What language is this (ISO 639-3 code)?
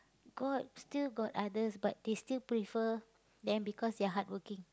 eng